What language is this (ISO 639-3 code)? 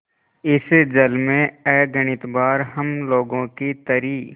hin